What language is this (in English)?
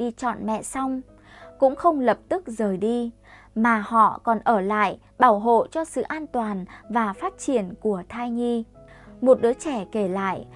Vietnamese